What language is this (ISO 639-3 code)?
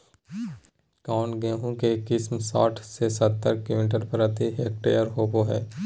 mag